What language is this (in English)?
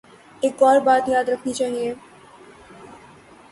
Urdu